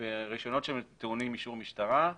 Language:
Hebrew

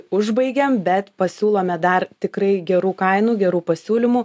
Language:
Lithuanian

